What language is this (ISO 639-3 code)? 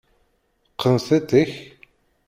kab